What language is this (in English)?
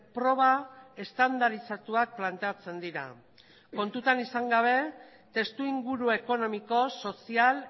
Basque